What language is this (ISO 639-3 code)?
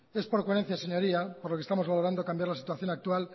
spa